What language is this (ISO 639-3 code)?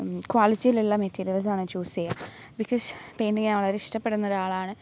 mal